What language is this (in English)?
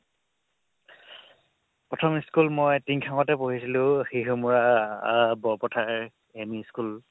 Assamese